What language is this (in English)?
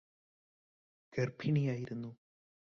Malayalam